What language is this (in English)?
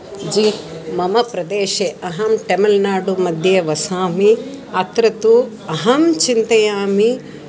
Sanskrit